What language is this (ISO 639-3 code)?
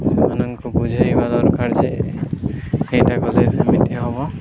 ori